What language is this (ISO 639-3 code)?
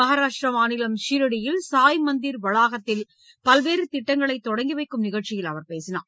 tam